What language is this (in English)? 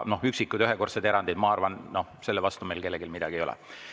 Estonian